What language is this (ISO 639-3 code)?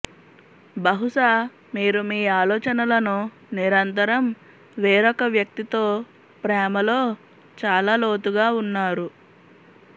tel